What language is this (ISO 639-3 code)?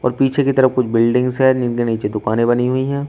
hin